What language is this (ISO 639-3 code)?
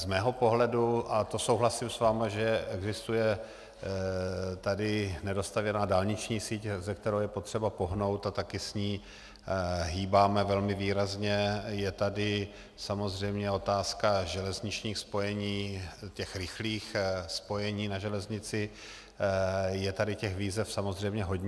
ces